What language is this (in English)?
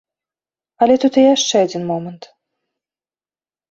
Belarusian